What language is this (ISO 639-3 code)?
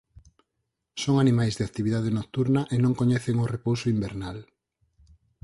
glg